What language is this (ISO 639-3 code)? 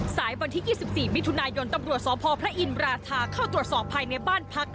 tha